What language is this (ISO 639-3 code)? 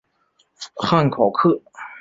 zho